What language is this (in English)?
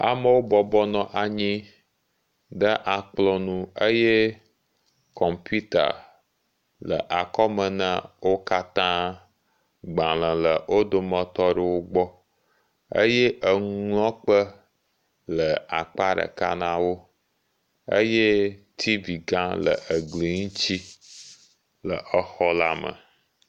Ewe